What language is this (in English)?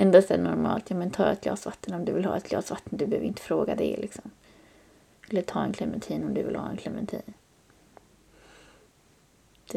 Swedish